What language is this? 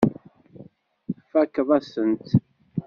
Kabyle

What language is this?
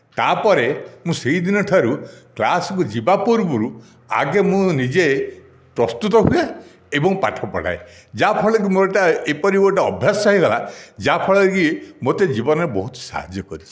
Odia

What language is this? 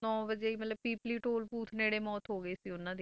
Punjabi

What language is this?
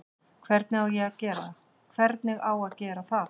Icelandic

